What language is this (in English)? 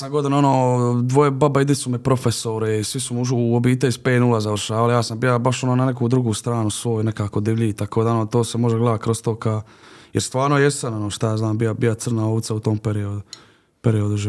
Croatian